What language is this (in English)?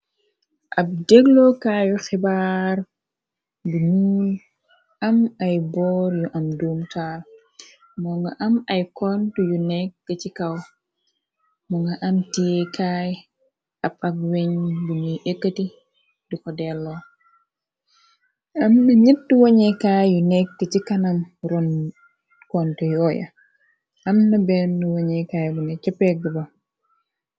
Wolof